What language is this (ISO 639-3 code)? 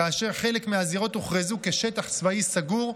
heb